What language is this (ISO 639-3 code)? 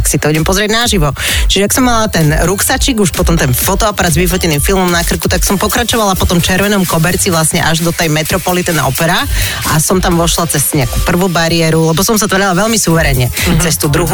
slk